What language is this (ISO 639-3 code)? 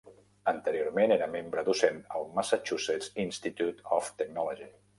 cat